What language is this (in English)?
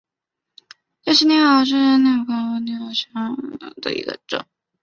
Chinese